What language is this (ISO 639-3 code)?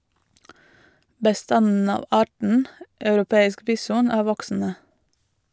nor